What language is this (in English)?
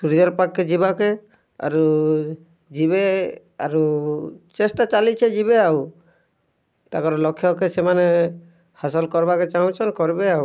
Odia